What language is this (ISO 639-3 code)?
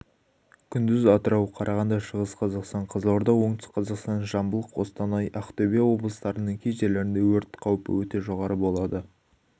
kaz